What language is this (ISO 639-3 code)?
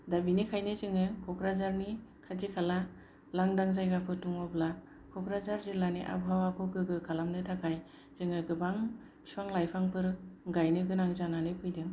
brx